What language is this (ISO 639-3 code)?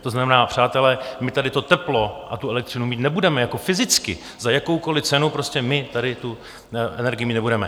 ces